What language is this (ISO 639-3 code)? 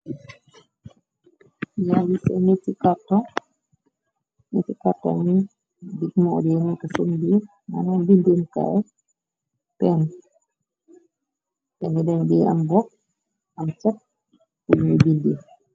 wol